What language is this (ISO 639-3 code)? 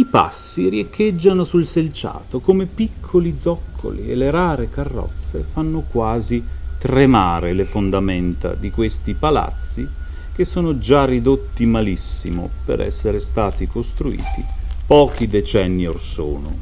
ita